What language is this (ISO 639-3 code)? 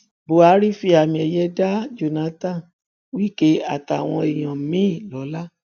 yor